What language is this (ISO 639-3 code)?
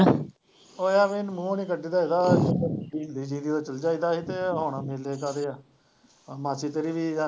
pan